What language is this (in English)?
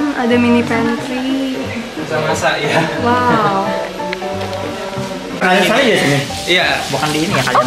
Indonesian